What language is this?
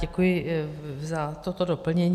Czech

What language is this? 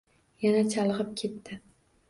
Uzbek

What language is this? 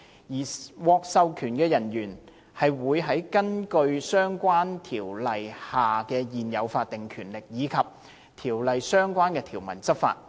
Cantonese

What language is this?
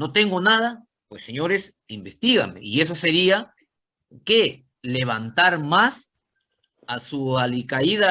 Spanish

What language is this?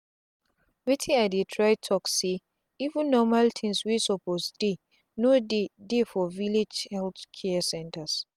Nigerian Pidgin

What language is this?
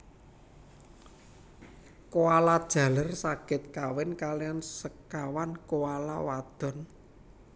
Javanese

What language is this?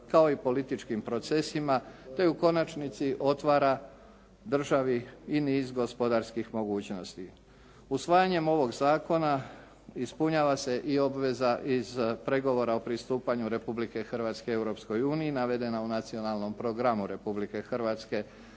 Croatian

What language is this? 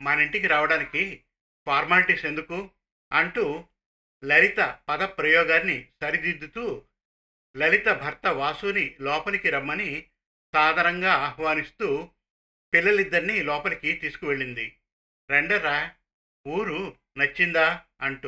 Telugu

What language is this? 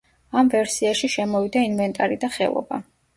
Georgian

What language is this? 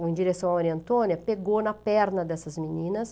Portuguese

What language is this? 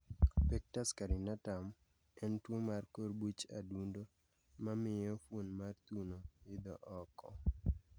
Luo (Kenya and Tanzania)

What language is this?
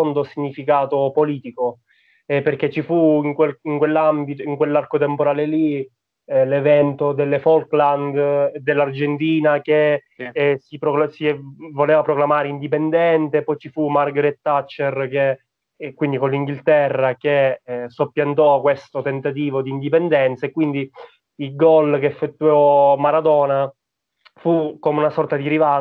Italian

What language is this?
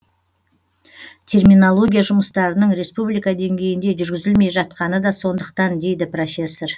Kazakh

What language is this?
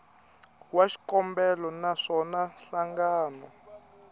Tsonga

